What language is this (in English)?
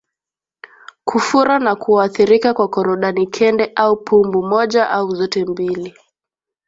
Swahili